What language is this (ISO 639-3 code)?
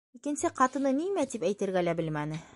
bak